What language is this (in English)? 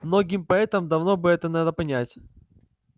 Russian